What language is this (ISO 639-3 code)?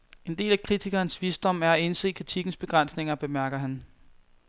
dan